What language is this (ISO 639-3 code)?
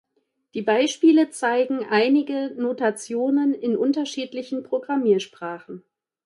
deu